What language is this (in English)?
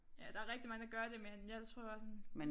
Danish